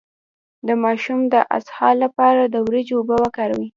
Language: Pashto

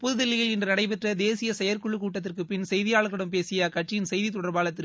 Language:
Tamil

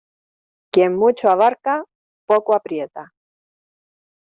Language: Spanish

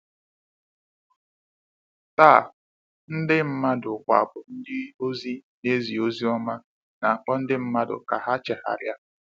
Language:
Igbo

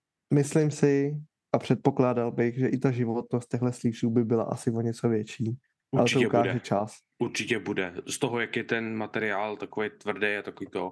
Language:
Czech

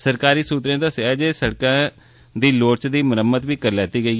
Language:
Dogri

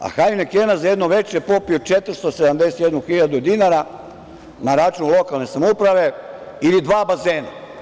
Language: Serbian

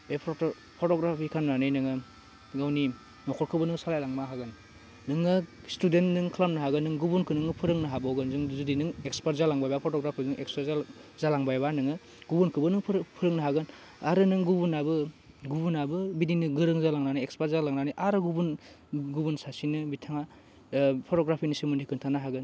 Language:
Bodo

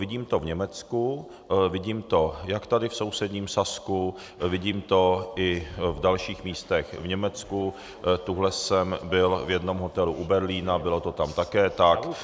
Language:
Czech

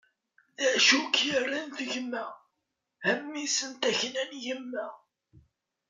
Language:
Kabyle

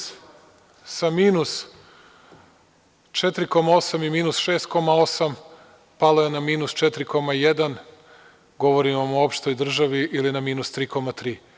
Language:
Serbian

